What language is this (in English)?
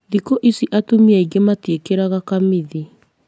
Kikuyu